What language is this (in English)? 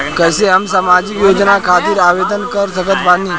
Bhojpuri